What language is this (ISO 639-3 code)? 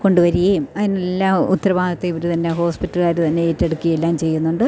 mal